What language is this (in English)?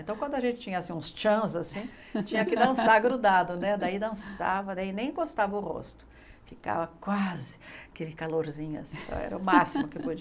Portuguese